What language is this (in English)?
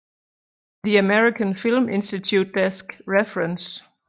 Danish